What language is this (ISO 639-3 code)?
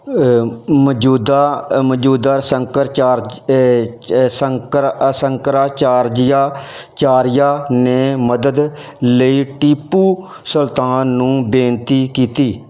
pan